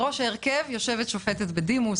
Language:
Hebrew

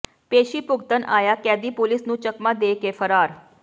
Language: Punjabi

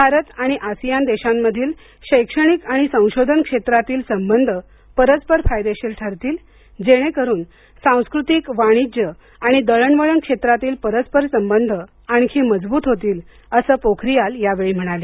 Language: Marathi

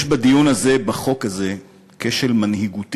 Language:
Hebrew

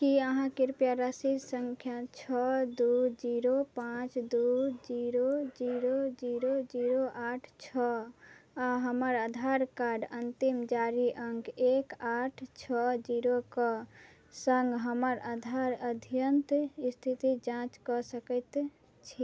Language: Maithili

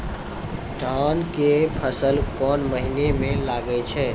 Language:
Maithili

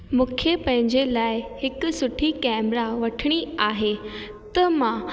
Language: Sindhi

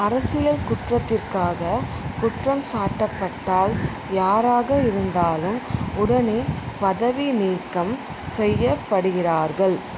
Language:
Tamil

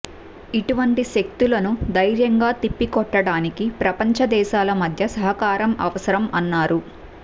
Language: Telugu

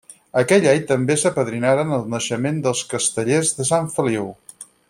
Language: Catalan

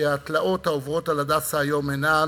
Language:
Hebrew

